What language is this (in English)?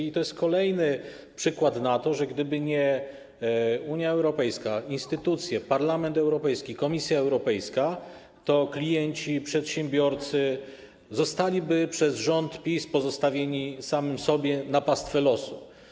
Polish